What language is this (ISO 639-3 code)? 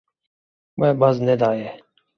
kur